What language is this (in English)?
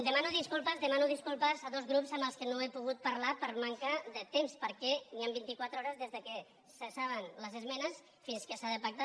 Catalan